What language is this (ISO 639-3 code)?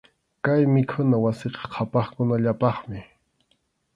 qxu